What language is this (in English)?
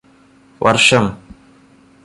Malayalam